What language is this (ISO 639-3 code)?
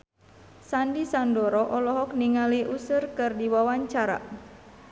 sun